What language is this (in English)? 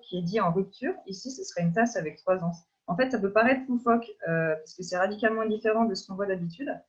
French